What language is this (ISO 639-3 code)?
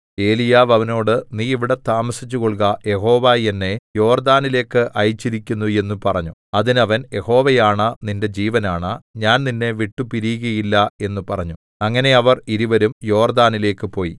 mal